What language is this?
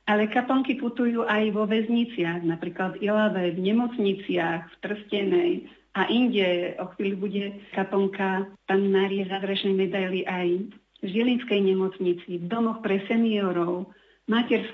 Slovak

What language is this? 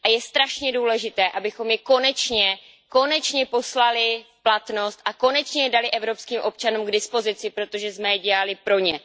Czech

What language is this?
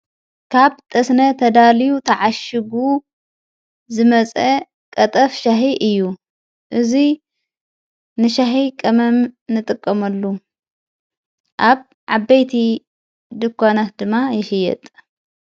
Tigrinya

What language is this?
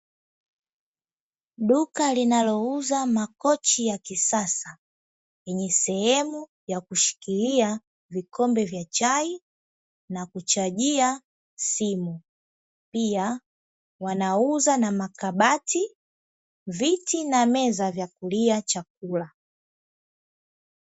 Swahili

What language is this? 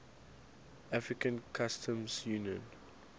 English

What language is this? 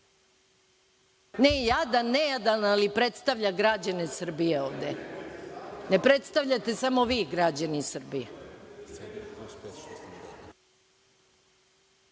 Serbian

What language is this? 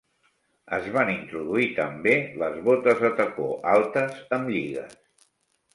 Catalan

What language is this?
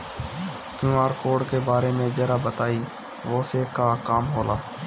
Bhojpuri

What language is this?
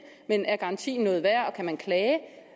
Danish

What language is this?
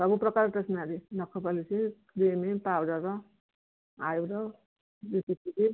Odia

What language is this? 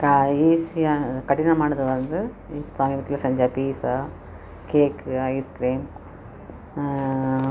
Tamil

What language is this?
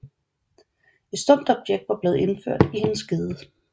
Danish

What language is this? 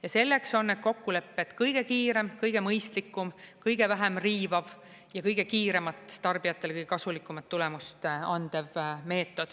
Estonian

